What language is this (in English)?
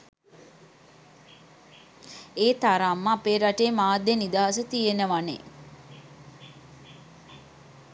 Sinhala